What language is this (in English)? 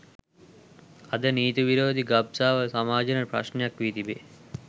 Sinhala